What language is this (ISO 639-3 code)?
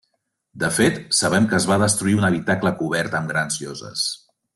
cat